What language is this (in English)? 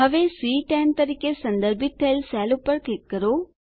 Gujarati